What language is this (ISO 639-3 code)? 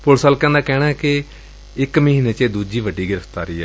pan